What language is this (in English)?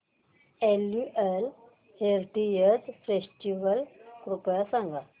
Marathi